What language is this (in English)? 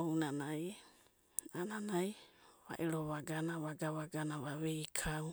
Abadi